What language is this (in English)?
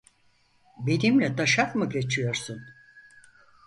Turkish